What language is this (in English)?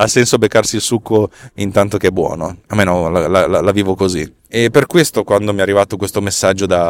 Italian